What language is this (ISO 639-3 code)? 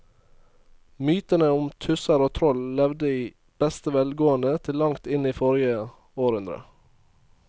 nor